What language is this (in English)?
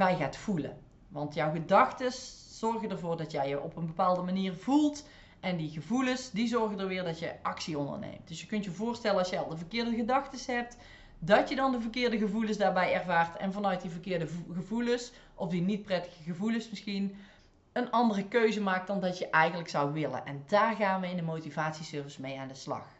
Dutch